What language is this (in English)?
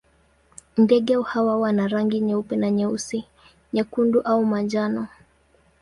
Swahili